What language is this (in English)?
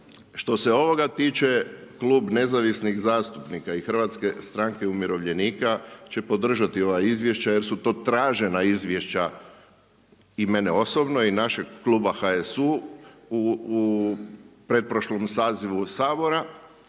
Croatian